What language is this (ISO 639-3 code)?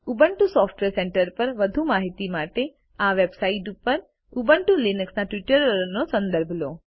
guj